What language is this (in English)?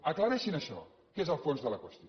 Catalan